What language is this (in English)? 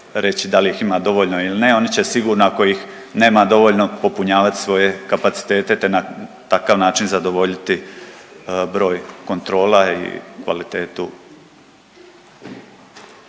Croatian